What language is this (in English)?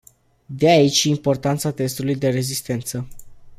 Romanian